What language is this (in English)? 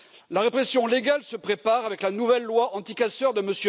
French